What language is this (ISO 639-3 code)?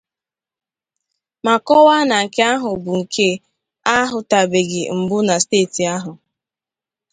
ibo